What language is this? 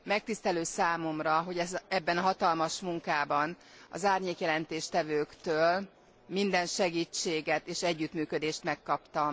Hungarian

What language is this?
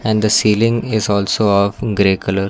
English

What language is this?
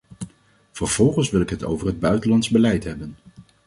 Dutch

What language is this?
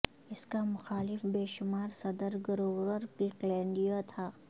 Urdu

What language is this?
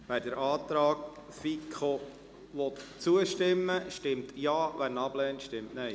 Swiss German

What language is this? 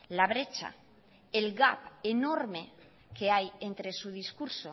Spanish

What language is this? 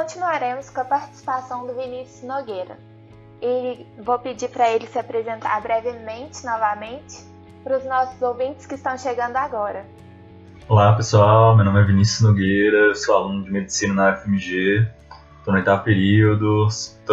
Portuguese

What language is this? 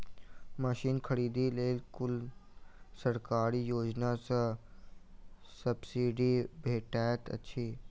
Maithili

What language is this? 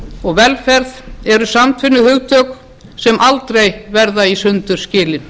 Icelandic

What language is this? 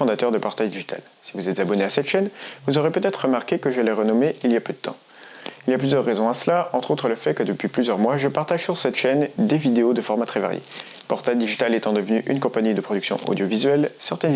French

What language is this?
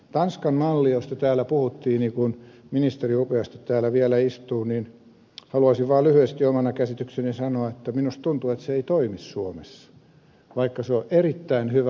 Finnish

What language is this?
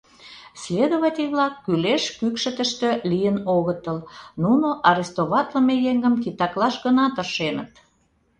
Mari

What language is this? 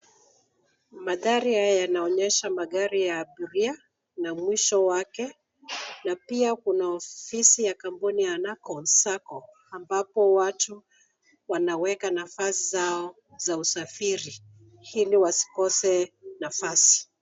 Swahili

